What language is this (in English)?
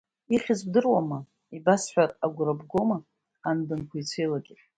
Abkhazian